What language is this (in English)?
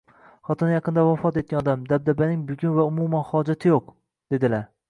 Uzbek